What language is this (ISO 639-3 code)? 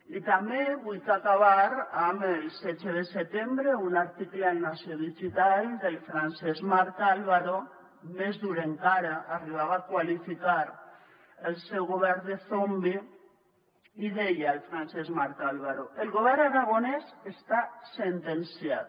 cat